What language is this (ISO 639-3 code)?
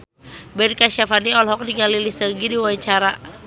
sun